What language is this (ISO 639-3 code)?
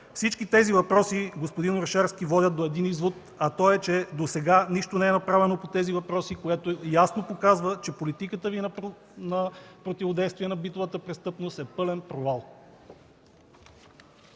bul